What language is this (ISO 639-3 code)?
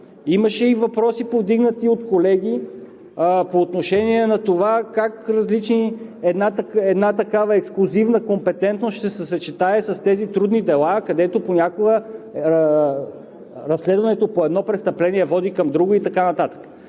bul